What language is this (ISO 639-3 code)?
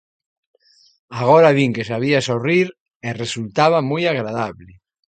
glg